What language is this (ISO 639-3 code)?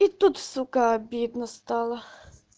rus